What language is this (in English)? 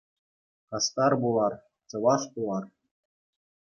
Chuvash